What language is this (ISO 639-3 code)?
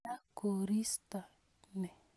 kln